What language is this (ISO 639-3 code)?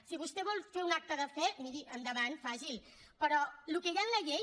cat